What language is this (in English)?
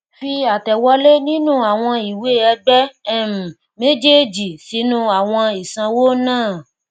Yoruba